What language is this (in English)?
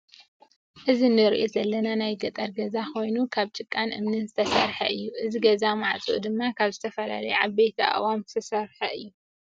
Tigrinya